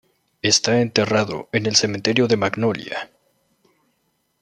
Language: Spanish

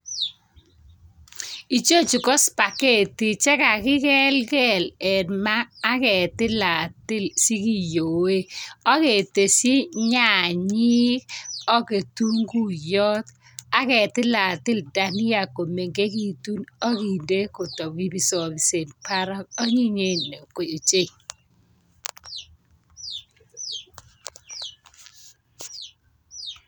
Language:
Kalenjin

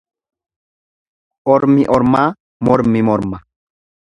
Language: Oromo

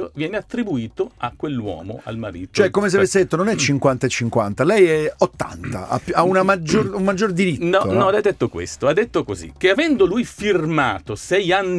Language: Italian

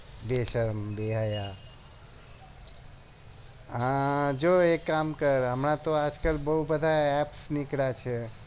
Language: Gujarati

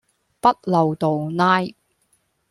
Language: Cantonese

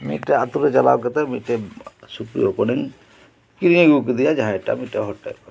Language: Santali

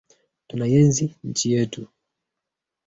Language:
Swahili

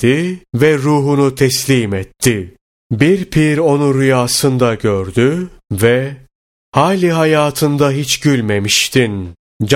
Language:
Turkish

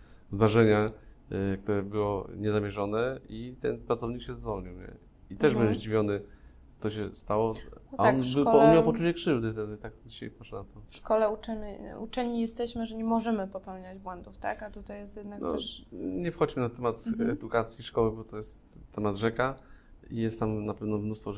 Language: Polish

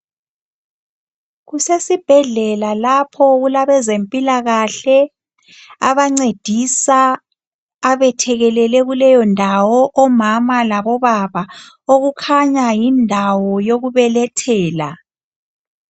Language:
North Ndebele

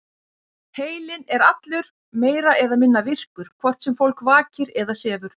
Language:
Icelandic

